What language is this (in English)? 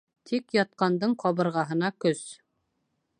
Bashkir